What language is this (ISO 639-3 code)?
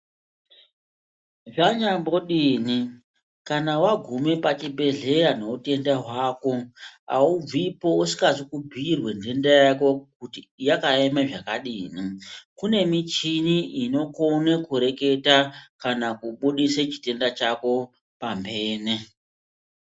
ndc